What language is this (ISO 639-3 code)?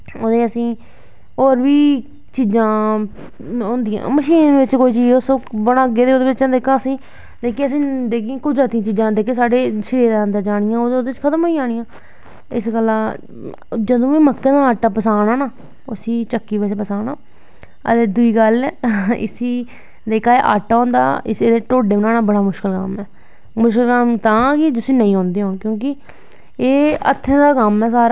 doi